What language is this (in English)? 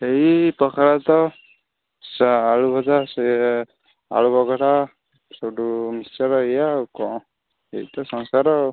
Odia